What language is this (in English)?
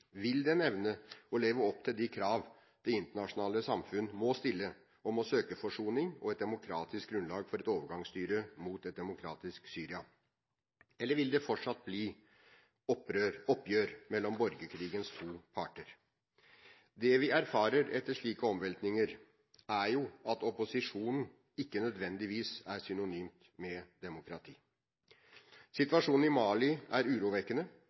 Norwegian Bokmål